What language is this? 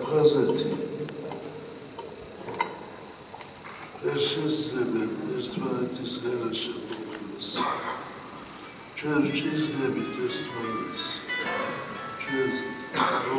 Ukrainian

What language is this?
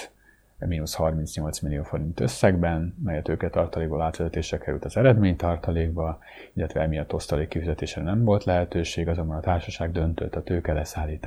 Hungarian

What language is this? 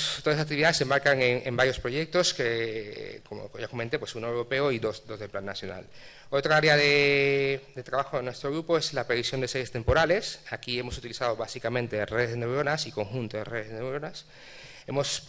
Spanish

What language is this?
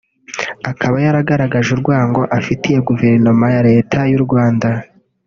Kinyarwanda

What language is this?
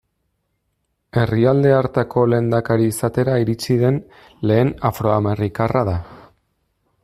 Basque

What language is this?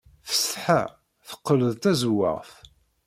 Kabyle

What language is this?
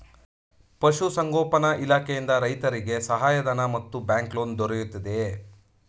Kannada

